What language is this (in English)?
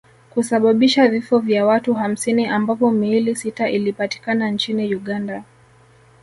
Swahili